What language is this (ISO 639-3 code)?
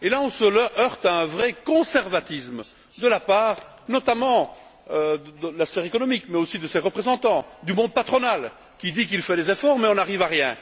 fra